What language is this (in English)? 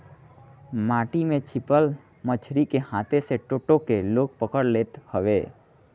Bhojpuri